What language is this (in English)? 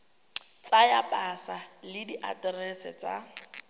Tswana